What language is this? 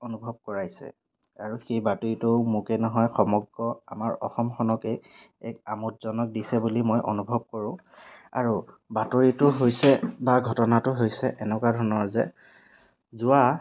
Assamese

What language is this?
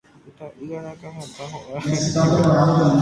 Guarani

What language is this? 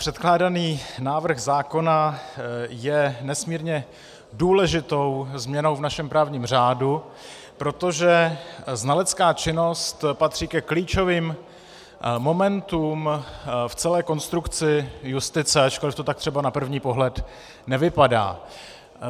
Czech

